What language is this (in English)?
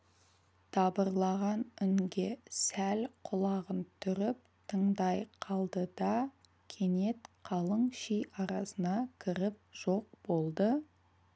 Kazakh